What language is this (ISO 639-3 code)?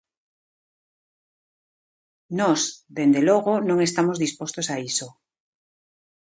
glg